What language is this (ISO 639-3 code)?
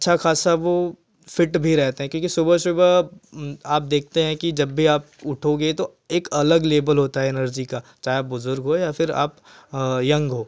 hin